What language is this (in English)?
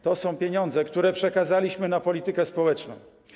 Polish